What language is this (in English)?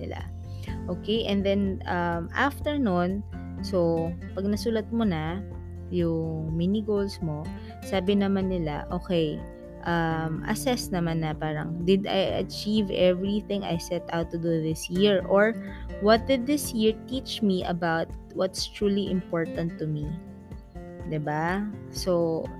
Filipino